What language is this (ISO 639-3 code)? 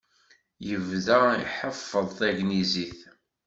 kab